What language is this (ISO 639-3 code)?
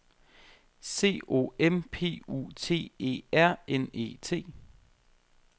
dan